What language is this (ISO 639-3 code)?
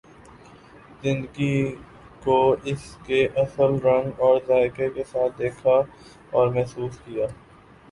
urd